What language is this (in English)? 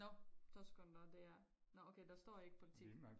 Danish